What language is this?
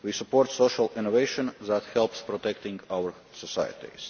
English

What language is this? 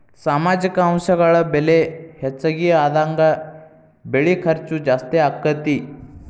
Kannada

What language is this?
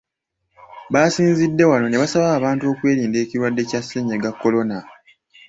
Ganda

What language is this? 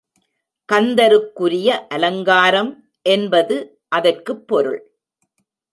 Tamil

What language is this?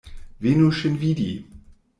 Esperanto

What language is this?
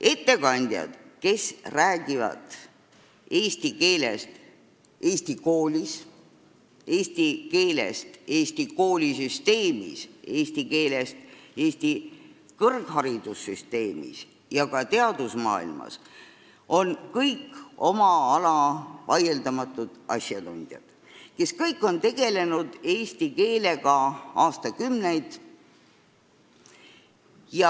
Estonian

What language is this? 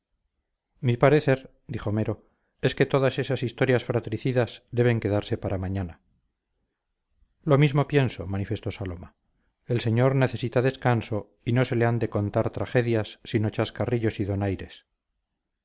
Spanish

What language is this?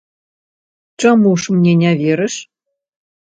Belarusian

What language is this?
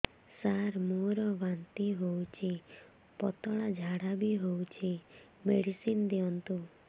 Odia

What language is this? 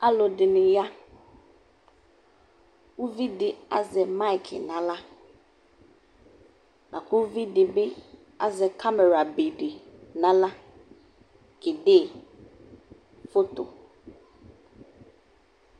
Ikposo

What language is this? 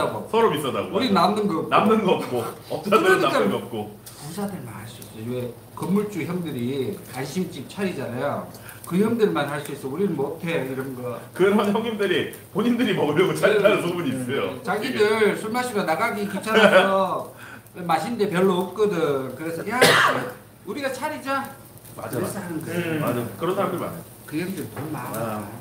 Korean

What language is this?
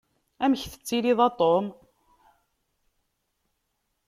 Kabyle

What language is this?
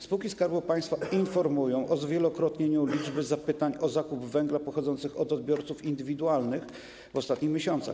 Polish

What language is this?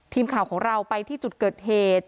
Thai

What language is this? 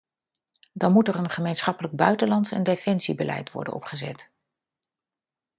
Dutch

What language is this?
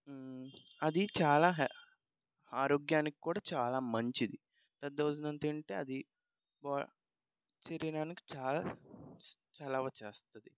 Telugu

